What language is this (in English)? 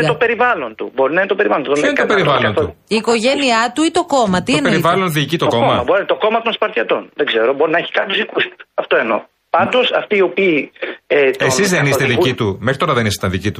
Greek